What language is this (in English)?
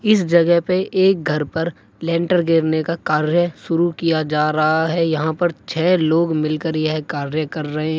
Hindi